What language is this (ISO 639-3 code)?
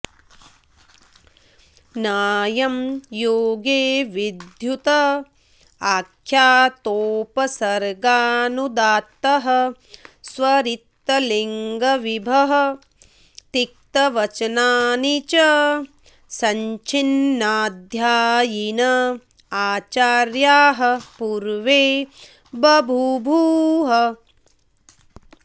san